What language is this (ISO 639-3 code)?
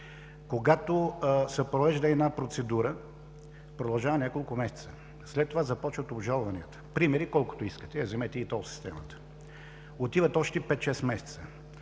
bul